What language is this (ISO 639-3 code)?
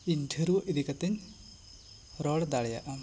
sat